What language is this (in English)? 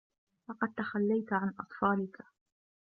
Arabic